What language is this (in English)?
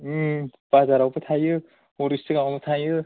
Bodo